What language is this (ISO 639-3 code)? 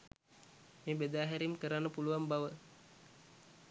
sin